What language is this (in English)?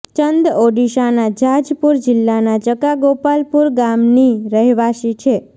Gujarati